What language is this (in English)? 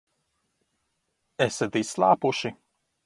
Latvian